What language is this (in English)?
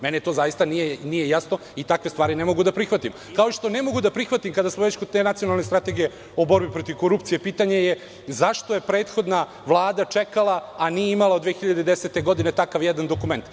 Serbian